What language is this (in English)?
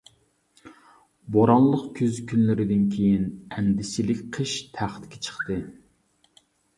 Uyghur